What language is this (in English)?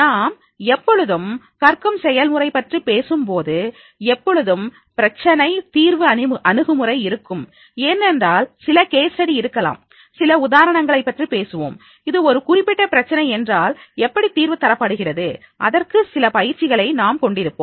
Tamil